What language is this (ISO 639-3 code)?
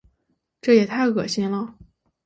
zho